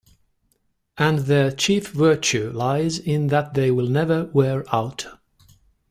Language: English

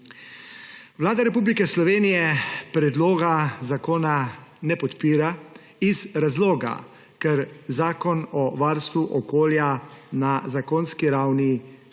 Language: Slovenian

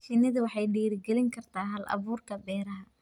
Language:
Somali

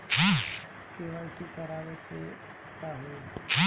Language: Bhojpuri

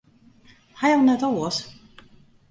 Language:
Western Frisian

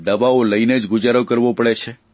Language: Gujarati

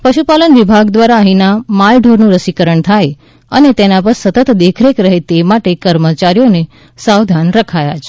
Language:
Gujarati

